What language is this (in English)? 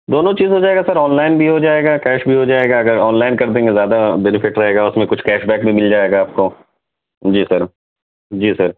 Urdu